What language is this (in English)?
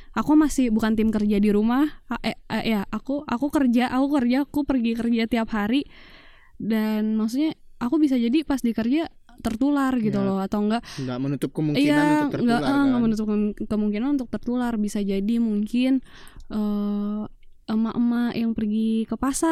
Indonesian